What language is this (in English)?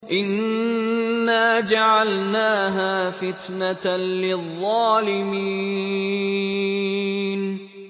Arabic